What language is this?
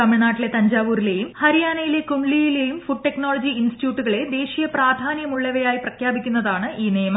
Malayalam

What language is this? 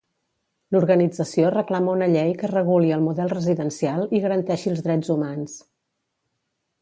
Catalan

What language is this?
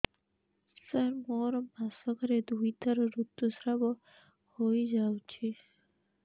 Odia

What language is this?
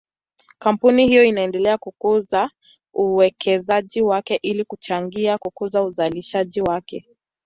Swahili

